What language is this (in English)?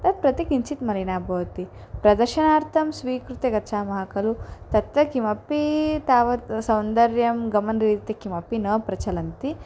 Sanskrit